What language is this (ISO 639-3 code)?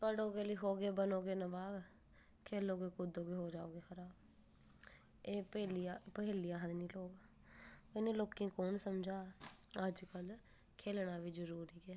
doi